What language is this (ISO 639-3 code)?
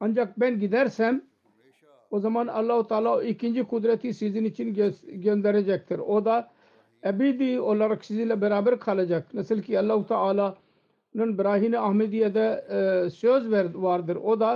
tur